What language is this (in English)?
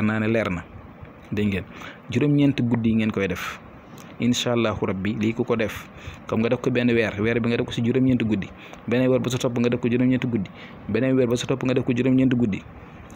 Indonesian